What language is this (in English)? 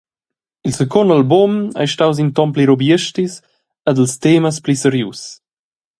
Romansh